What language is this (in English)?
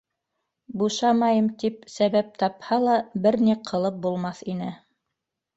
Bashkir